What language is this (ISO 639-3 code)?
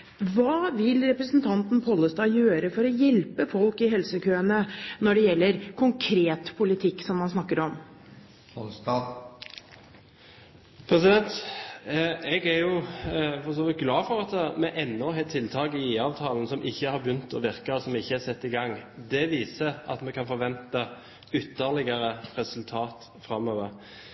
nob